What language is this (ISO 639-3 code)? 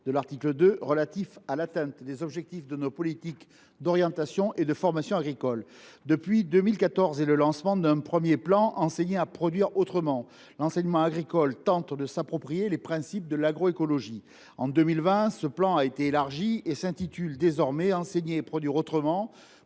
fra